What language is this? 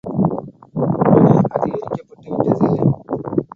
Tamil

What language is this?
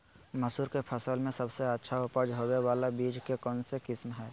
Magahi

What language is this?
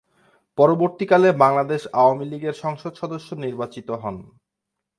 Bangla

